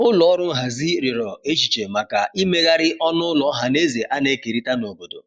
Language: Igbo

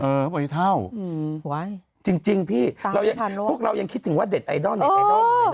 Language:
Thai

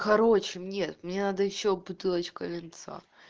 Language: Russian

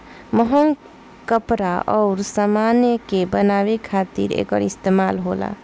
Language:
Bhojpuri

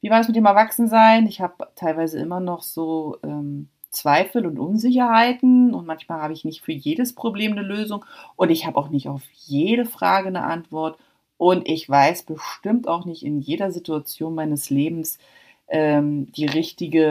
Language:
German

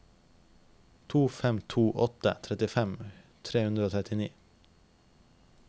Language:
Norwegian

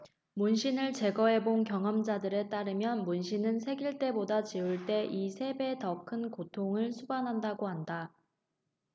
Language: Korean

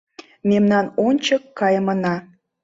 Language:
Mari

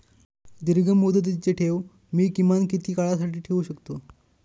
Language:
Marathi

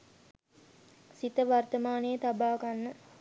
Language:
Sinhala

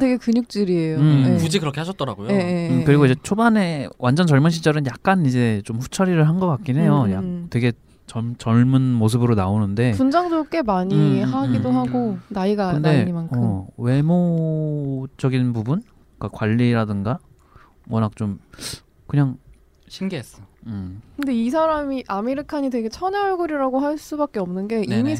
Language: Korean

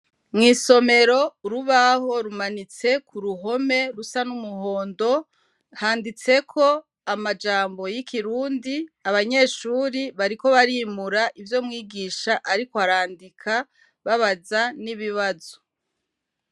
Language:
Rundi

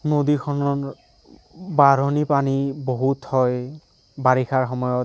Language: Assamese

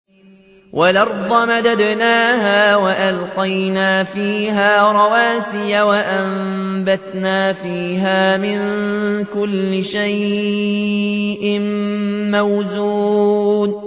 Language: Arabic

